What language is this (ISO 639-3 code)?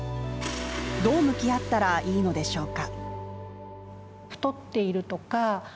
jpn